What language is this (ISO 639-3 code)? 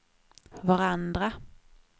swe